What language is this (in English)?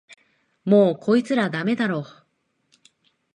Japanese